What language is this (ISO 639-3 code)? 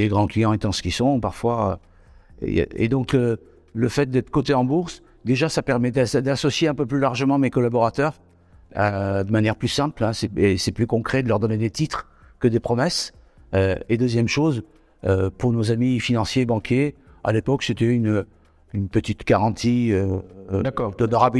fra